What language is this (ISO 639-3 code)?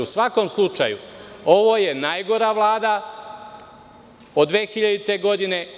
srp